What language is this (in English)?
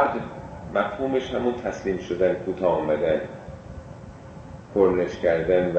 Persian